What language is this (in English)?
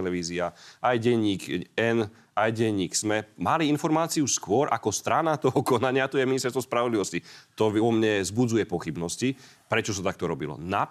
Slovak